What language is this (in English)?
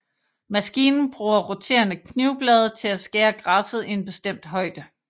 Danish